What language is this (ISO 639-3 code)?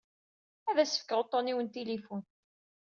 kab